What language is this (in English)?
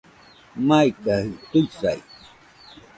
Nüpode Huitoto